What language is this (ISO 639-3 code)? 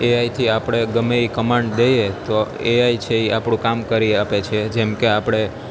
guj